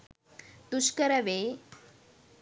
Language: Sinhala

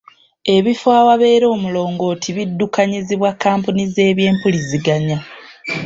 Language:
Ganda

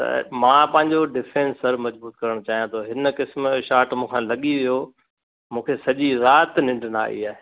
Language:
Sindhi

